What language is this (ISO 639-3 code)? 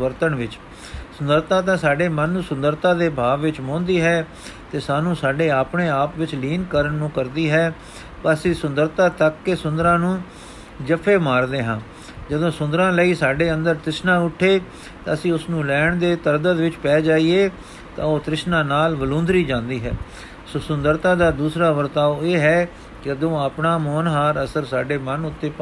pan